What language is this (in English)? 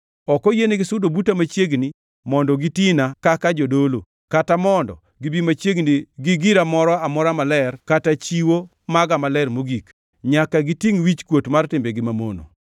Luo (Kenya and Tanzania)